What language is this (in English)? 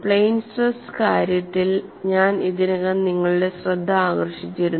Malayalam